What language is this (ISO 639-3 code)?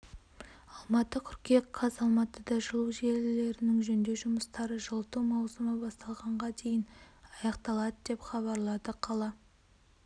kaz